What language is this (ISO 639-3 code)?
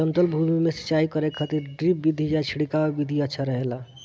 bho